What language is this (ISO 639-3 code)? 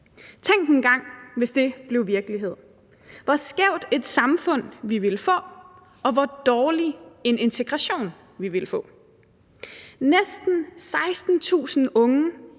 dan